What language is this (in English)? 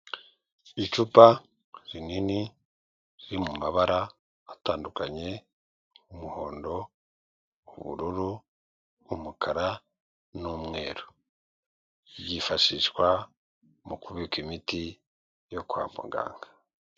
Kinyarwanda